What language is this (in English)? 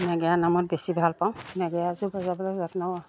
Assamese